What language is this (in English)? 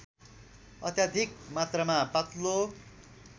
Nepali